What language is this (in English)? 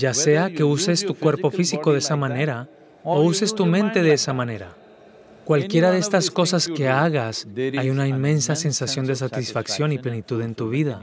Spanish